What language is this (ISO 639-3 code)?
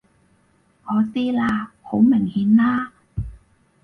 yue